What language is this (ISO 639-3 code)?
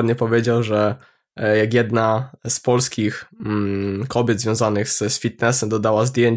pol